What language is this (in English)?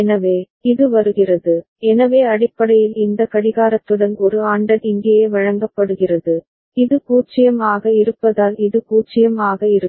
Tamil